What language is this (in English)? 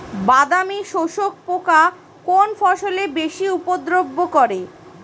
Bangla